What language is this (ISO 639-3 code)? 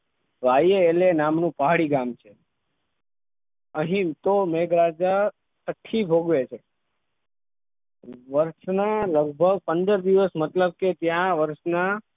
guj